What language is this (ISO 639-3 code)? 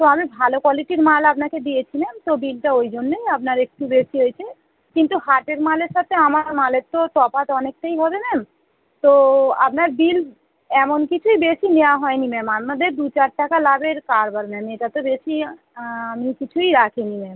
ben